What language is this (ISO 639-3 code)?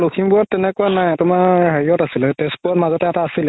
asm